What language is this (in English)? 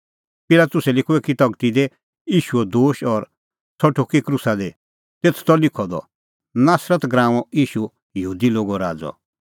Kullu Pahari